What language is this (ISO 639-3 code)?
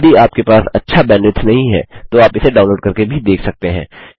hin